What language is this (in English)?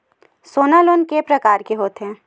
Chhattisgarhi